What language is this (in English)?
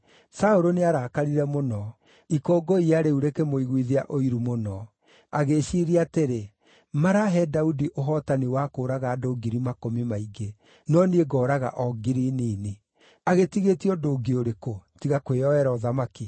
Kikuyu